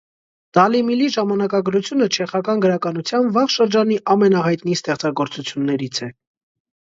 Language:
Armenian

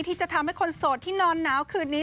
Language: Thai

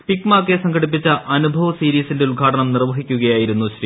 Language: Malayalam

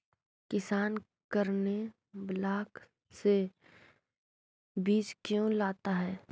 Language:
Magahi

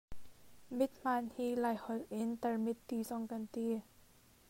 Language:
Hakha Chin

